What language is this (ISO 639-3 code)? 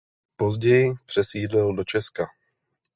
ces